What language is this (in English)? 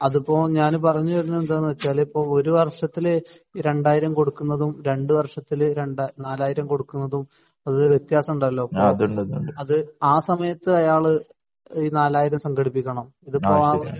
Malayalam